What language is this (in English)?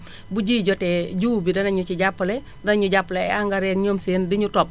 Wolof